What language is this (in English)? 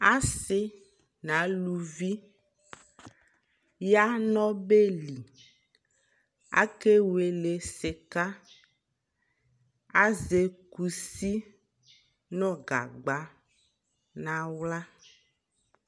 Ikposo